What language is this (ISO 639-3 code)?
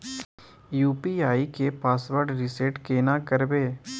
mai